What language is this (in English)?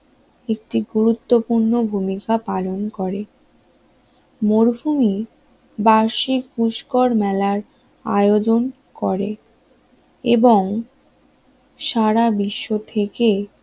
Bangla